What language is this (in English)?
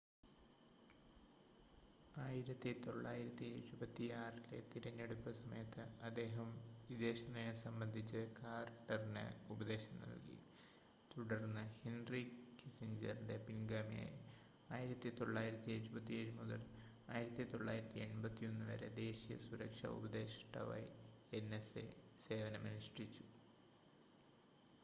Malayalam